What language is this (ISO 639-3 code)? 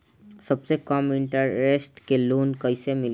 bho